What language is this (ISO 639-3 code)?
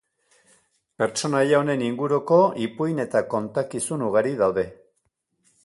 eus